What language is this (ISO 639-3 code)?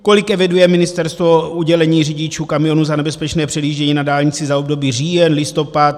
ces